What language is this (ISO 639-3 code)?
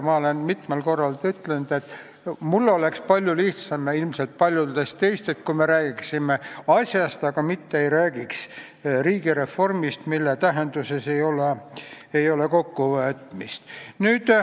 est